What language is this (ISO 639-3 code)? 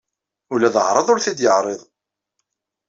kab